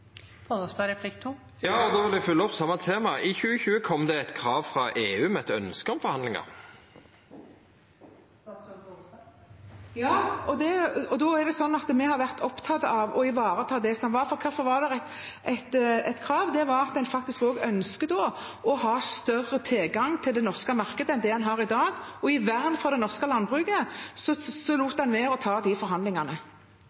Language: Norwegian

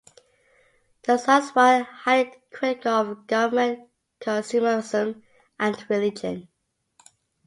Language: English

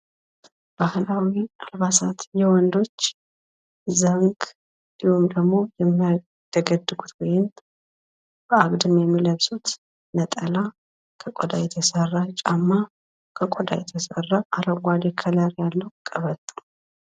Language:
Amharic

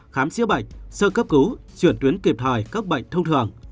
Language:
Vietnamese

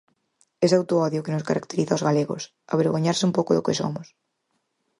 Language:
Galician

